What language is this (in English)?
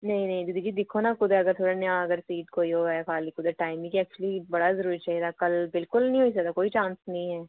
Dogri